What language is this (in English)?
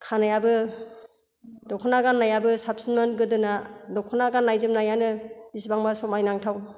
Bodo